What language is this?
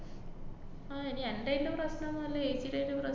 Malayalam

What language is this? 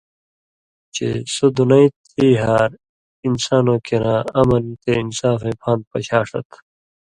Indus Kohistani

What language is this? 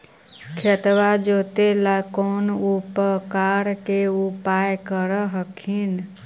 Magahi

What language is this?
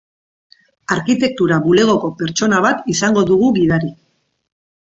Basque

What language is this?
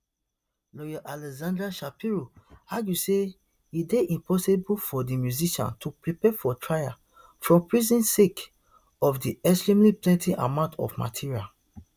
Nigerian Pidgin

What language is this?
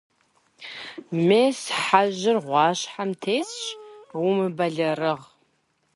Kabardian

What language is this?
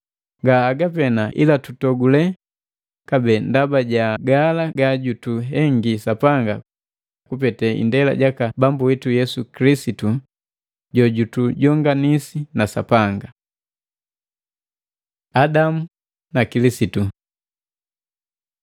Matengo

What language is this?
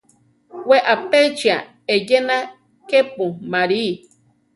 Central Tarahumara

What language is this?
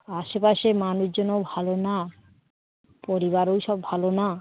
Bangla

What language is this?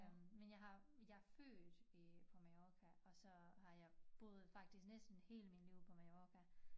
Danish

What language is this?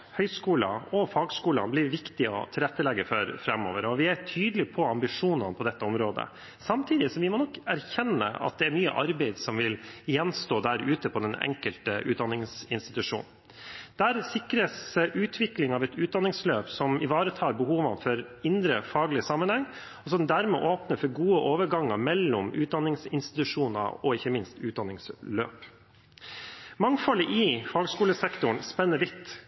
Norwegian Bokmål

